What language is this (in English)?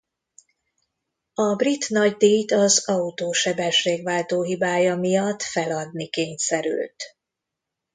Hungarian